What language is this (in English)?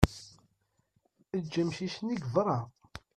Kabyle